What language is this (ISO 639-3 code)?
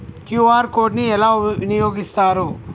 tel